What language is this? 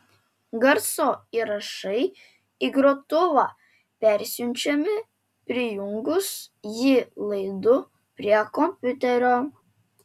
Lithuanian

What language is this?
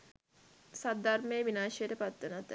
Sinhala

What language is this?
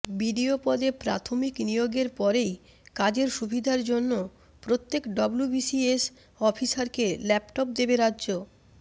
Bangla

